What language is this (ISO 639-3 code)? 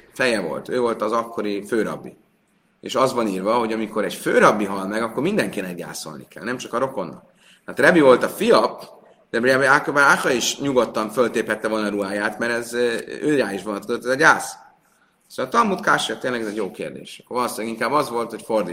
hun